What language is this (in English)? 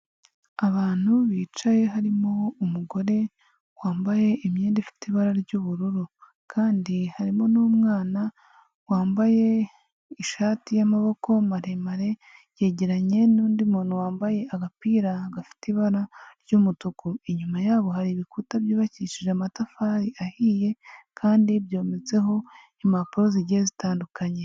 Kinyarwanda